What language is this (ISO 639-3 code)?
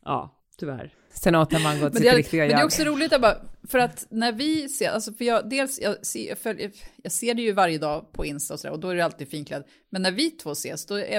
swe